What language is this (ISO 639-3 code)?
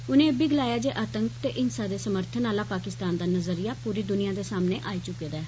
doi